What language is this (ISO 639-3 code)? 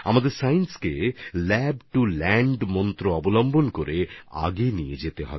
ben